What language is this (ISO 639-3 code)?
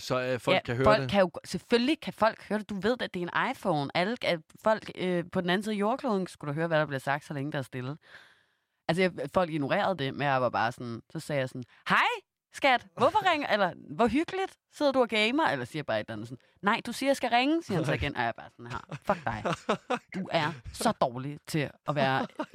dan